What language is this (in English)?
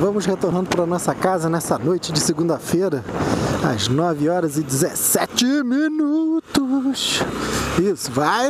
Portuguese